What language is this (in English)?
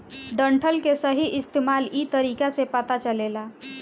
Bhojpuri